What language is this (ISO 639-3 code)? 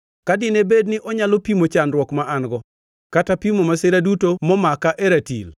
luo